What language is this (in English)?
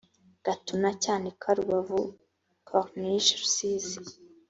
Kinyarwanda